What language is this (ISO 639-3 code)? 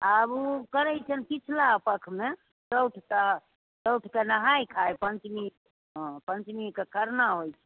mai